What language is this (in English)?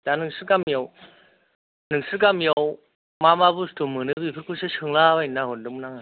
Bodo